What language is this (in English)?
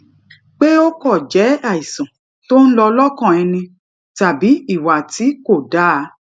Yoruba